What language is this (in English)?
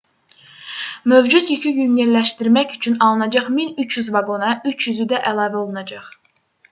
Azerbaijani